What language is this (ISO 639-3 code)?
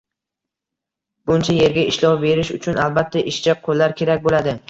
uzb